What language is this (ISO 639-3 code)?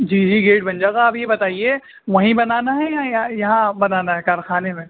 urd